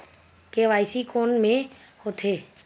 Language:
Chhattisgarhi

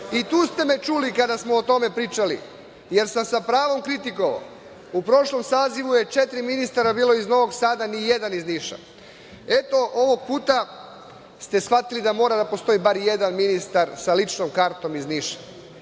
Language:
Serbian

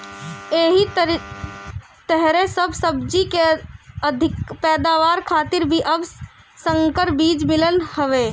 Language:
Bhojpuri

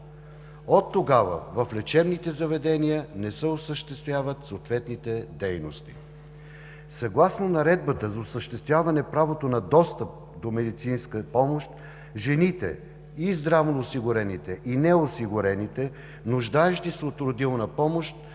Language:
Bulgarian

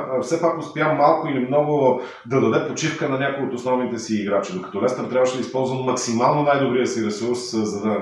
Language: Bulgarian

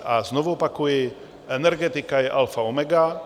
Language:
Czech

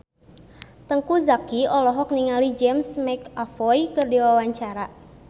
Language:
Sundanese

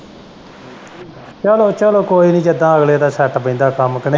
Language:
Punjabi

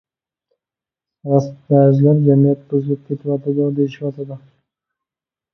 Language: Uyghur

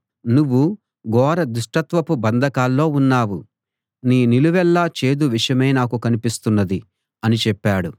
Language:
Telugu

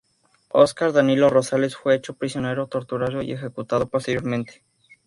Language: Spanish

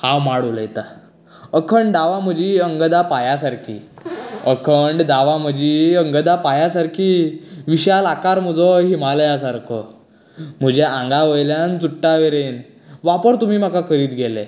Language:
Konkani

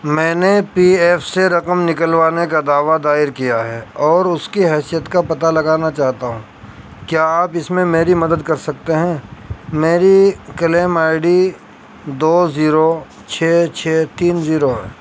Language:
Urdu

